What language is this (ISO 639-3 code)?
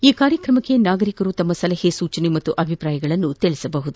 kan